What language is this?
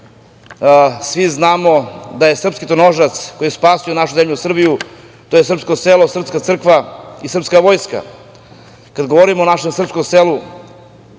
Serbian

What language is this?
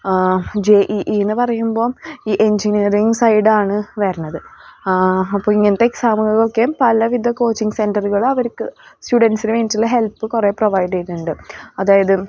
Malayalam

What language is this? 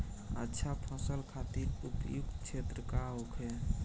Bhojpuri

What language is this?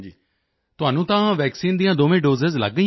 Punjabi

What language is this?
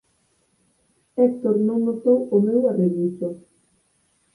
Galician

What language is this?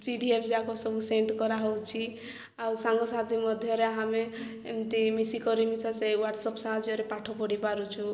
Odia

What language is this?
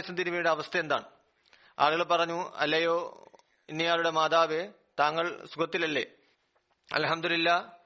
Malayalam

